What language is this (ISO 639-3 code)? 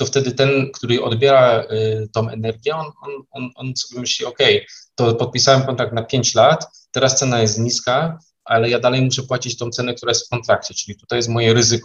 pol